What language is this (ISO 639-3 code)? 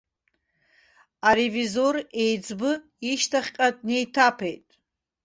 abk